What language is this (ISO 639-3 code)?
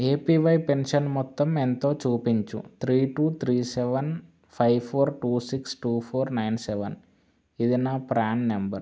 tel